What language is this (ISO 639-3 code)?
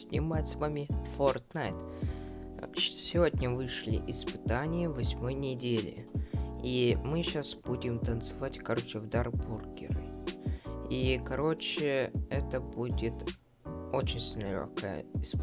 rus